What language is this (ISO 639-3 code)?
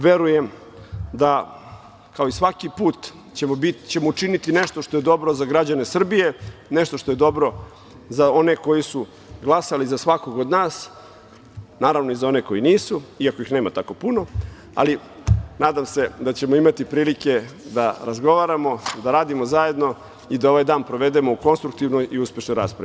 srp